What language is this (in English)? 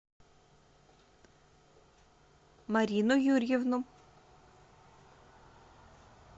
Russian